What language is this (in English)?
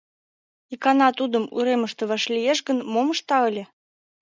Mari